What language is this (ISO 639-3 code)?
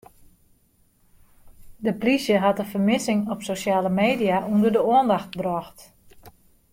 fry